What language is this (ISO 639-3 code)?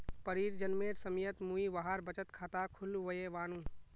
mag